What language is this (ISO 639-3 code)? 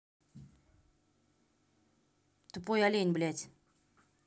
rus